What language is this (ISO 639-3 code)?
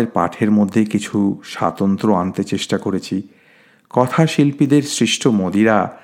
ben